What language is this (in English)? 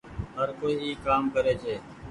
Goaria